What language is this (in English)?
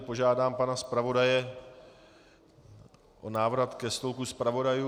Czech